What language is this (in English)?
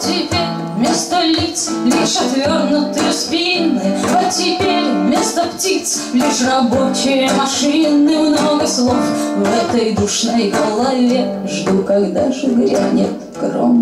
Ukrainian